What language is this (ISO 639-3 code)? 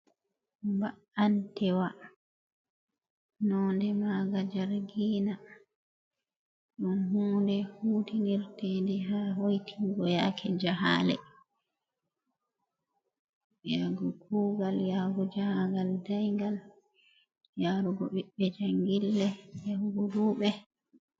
ful